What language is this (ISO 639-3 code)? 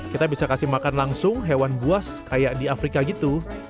ind